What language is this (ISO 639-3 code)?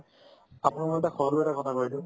asm